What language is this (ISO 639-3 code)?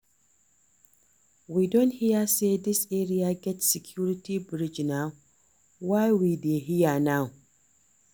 pcm